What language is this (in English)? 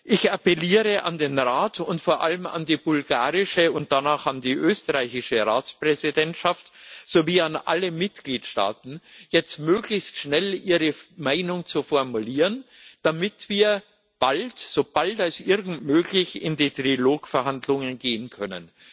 German